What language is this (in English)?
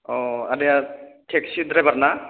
Bodo